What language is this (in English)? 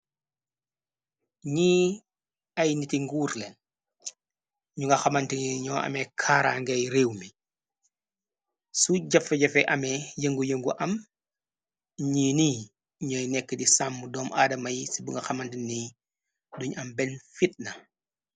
Wolof